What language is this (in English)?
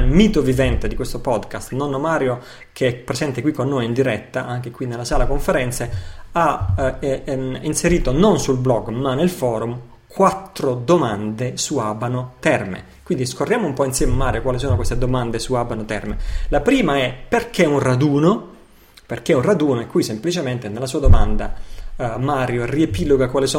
Italian